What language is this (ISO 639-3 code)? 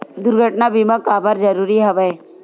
hne